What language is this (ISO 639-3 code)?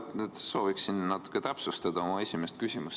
est